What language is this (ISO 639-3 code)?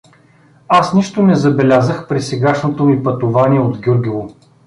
bul